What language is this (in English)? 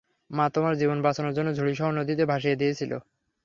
Bangla